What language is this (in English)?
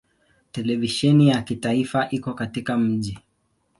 Swahili